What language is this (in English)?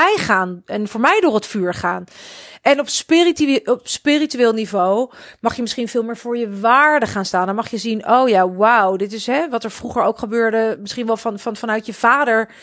Dutch